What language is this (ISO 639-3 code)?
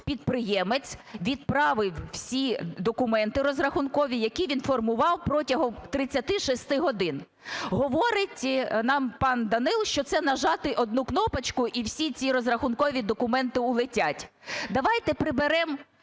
ukr